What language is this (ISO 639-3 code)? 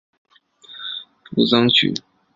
zho